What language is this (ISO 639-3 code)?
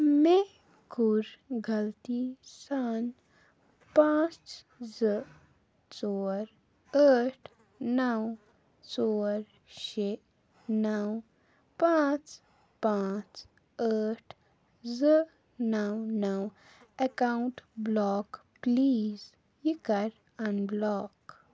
kas